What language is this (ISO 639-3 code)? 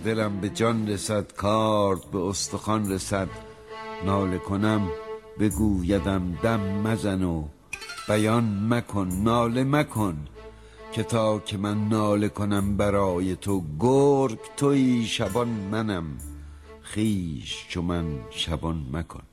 fas